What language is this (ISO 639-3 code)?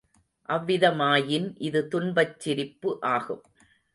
tam